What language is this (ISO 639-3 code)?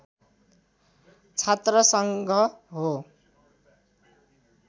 nep